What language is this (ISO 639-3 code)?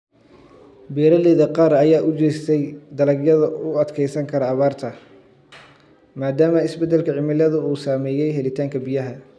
som